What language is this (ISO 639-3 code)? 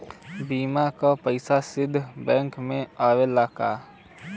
bho